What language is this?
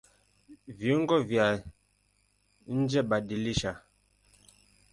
Swahili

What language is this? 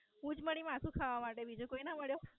Gujarati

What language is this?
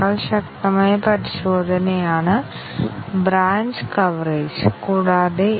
Malayalam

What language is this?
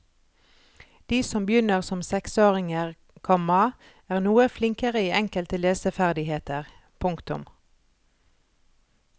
Norwegian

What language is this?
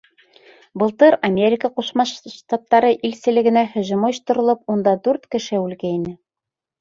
Bashkir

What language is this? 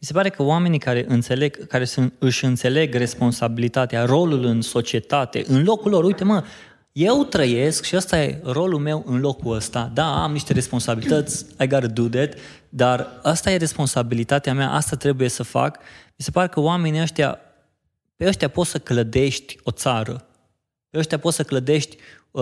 Romanian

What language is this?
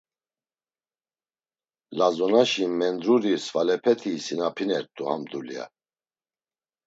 Laz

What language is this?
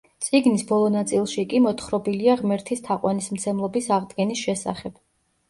Georgian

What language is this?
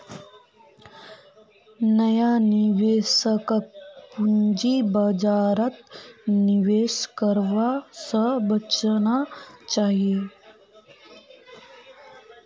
Magahi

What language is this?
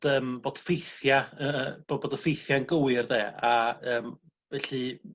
Welsh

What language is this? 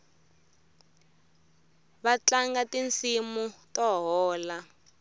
Tsonga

